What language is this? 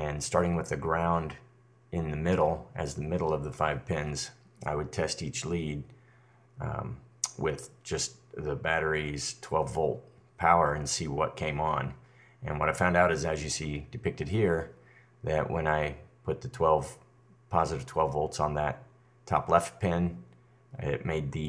English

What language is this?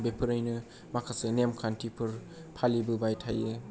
Bodo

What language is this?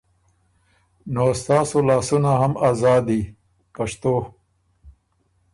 Ormuri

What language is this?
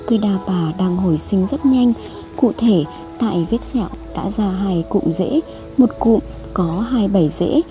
Vietnamese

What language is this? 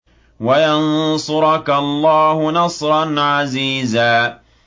Arabic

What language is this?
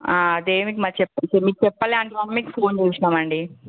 Telugu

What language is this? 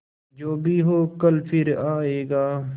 Hindi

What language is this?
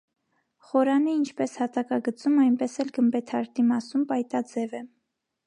Armenian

